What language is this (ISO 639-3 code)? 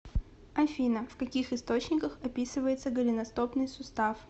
rus